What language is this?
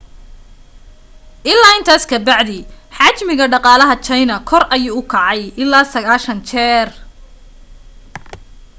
Somali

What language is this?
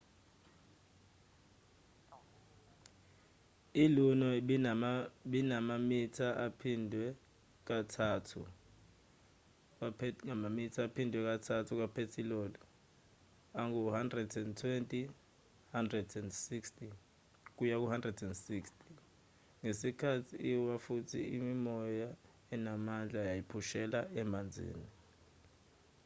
Zulu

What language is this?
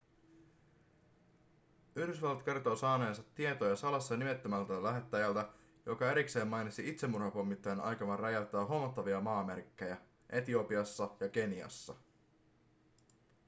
Finnish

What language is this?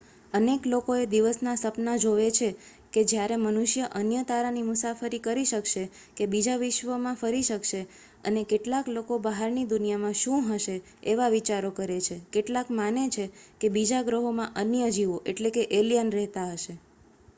Gujarati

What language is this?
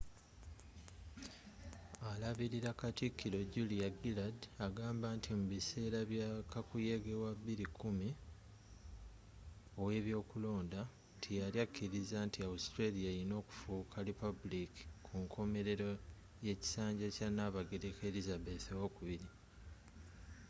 Ganda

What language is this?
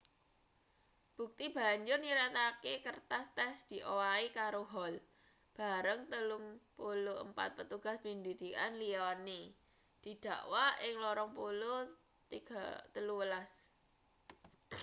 Javanese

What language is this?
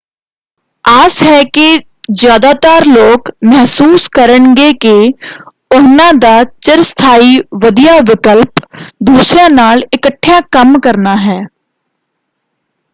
Punjabi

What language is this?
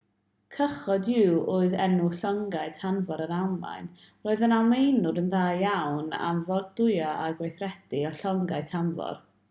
Welsh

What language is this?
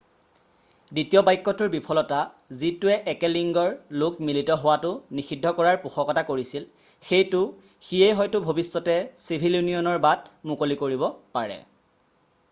Assamese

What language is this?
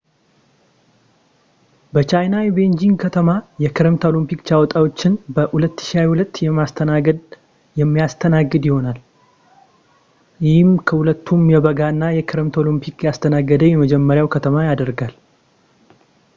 Amharic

